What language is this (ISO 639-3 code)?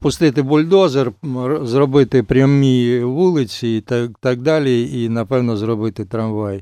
ukr